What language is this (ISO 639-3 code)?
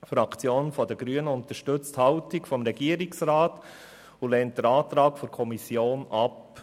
gsw